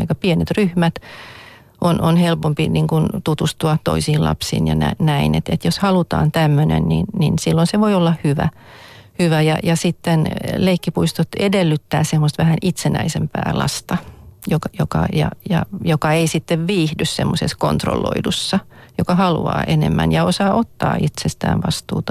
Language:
Finnish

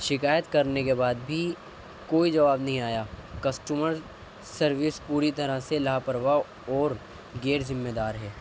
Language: Urdu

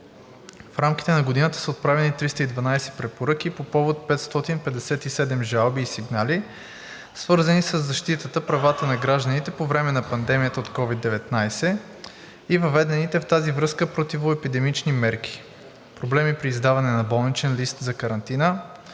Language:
Bulgarian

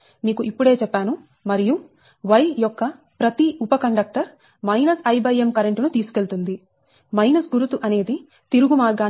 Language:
Telugu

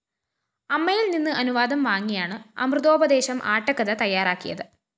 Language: Malayalam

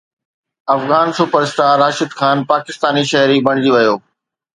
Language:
Sindhi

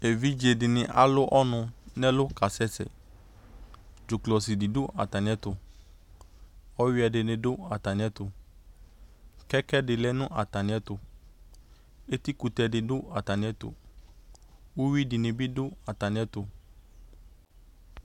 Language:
Ikposo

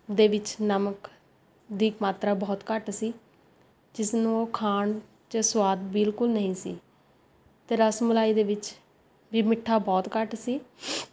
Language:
Punjabi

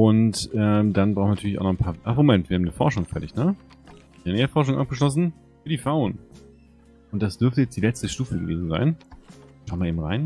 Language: German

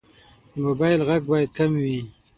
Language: Pashto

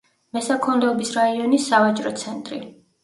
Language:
Georgian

